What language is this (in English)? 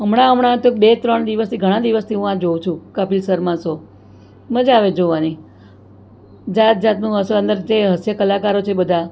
Gujarati